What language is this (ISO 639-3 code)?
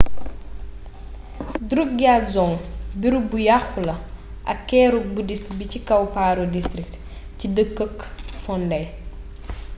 wol